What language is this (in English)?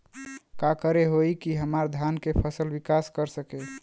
Bhojpuri